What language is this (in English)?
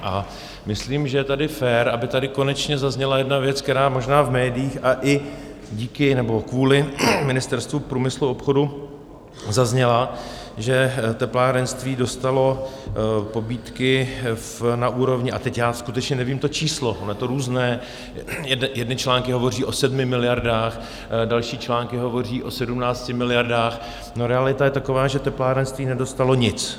Czech